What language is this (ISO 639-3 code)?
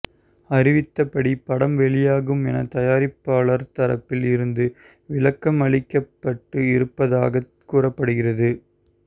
tam